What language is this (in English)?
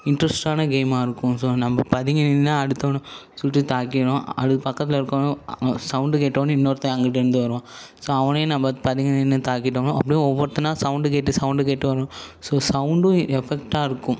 Tamil